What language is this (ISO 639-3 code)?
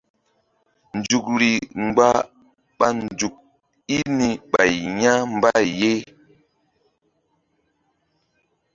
mdd